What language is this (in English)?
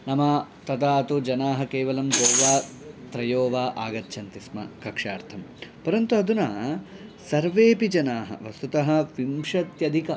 Sanskrit